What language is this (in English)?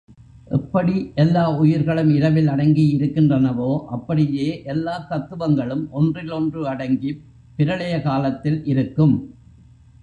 Tamil